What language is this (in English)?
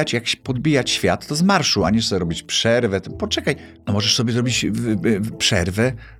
Polish